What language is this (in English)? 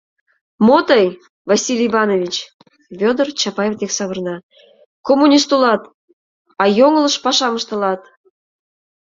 Mari